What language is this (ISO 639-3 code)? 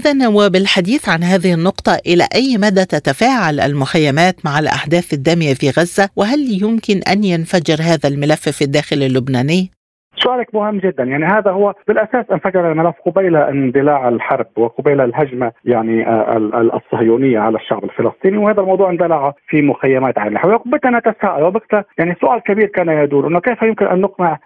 ara